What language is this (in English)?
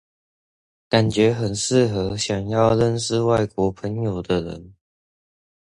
Chinese